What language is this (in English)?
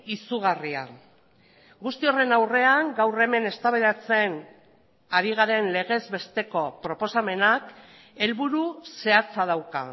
Basque